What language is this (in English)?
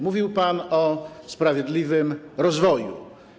Polish